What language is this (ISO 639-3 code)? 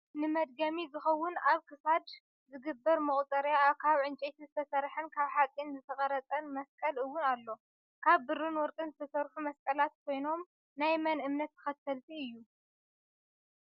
tir